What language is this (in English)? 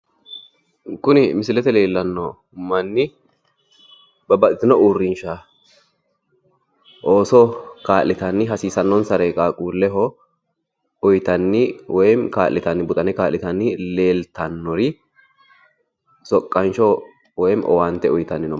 Sidamo